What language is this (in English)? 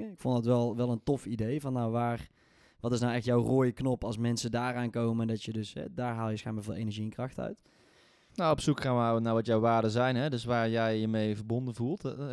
Dutch